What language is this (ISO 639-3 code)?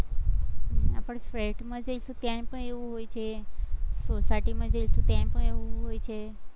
guj